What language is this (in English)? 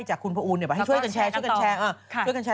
Thai